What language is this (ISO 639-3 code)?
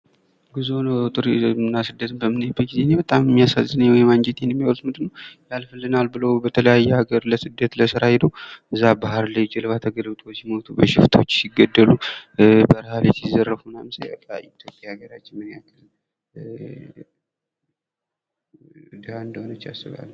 amh